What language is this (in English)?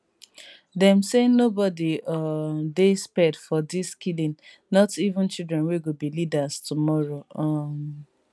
Nigerian Pidgin